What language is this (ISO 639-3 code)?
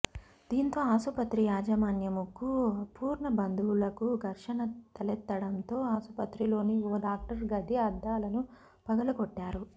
tel